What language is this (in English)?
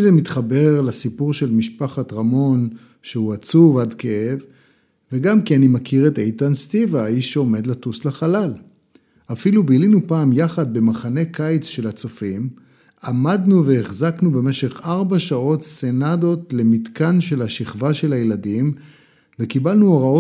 Hebrew